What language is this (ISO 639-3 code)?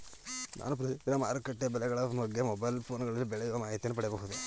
kan